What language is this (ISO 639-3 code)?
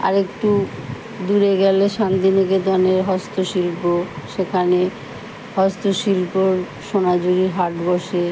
ben